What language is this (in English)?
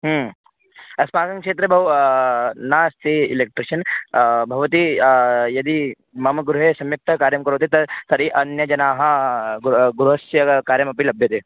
Sanskrit